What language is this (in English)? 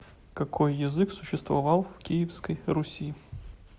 Russian